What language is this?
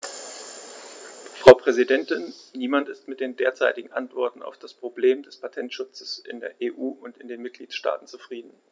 German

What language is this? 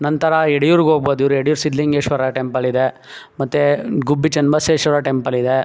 Kannada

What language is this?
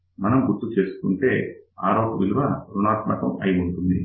Telugu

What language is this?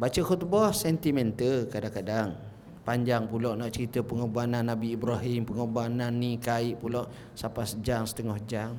Malay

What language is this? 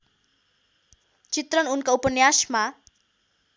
Nepali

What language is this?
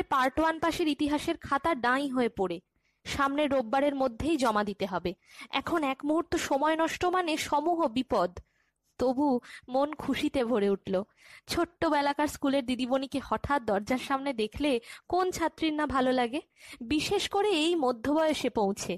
Bangla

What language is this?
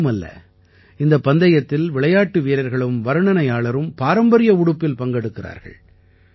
Tamil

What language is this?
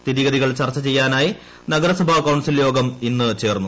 Malayalam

